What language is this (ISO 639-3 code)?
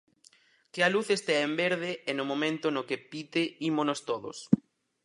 glg